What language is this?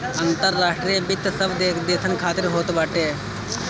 Bhojpuri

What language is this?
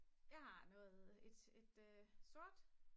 Danish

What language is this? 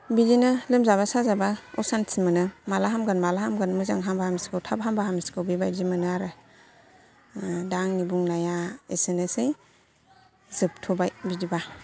Bodo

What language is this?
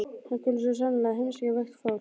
Icelandic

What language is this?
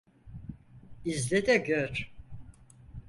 Turkish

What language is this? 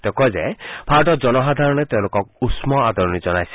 Assamese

